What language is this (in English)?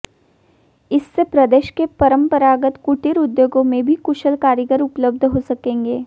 Hindi